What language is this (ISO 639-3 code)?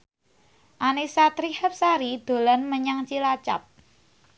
jav